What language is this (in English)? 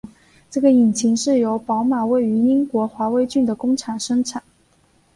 Chinese